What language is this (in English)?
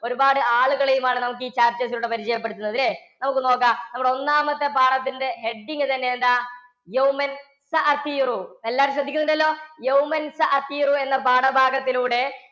Malayalam